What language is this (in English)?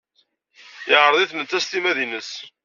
Kabyle